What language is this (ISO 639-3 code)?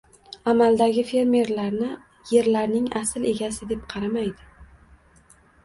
uzb